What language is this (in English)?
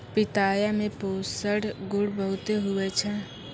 Maithili